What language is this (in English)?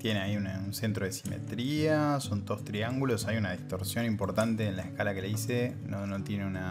Spanish